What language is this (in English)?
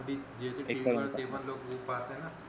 Marathi